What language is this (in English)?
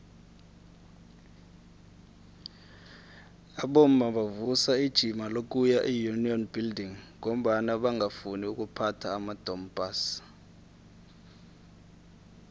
South Ndebele